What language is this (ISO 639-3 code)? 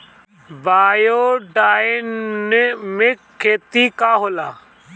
bho